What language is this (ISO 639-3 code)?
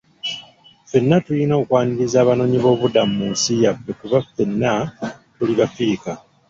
lug